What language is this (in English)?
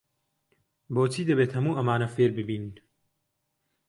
Central Kurdish